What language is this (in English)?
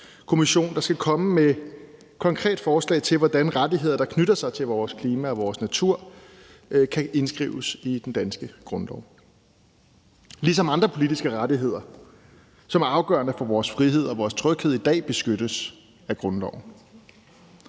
Danish